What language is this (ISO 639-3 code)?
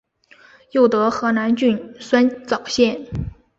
zho